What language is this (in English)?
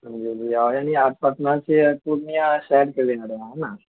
Urdu